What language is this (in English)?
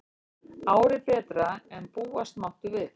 Icelandic